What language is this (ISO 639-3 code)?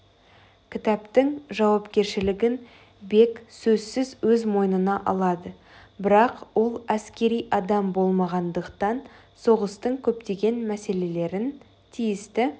kaz